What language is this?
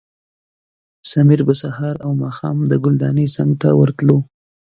Pashto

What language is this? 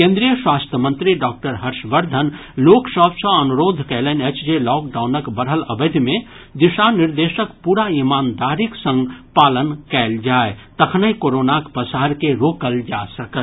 Maithili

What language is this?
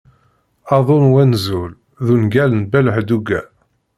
Kabyle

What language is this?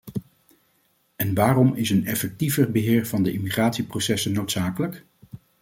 Dutch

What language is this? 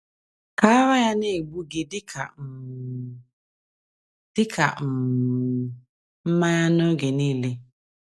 Igbo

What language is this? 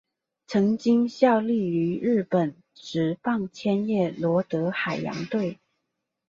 Chinese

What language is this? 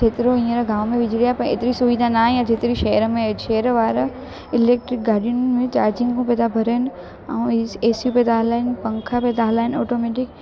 Sindhi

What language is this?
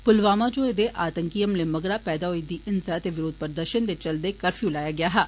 Dogri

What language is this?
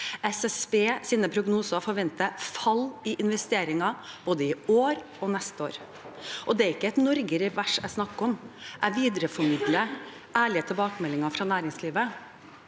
Norwegian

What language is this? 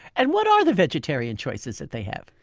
English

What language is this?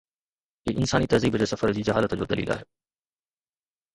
Sindhi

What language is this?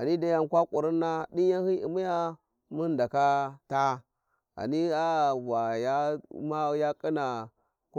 Warji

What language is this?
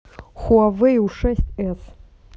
Russian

